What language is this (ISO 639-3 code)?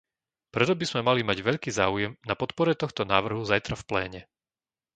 slk